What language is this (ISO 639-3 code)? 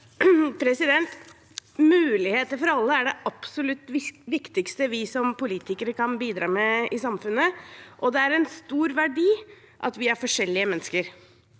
nor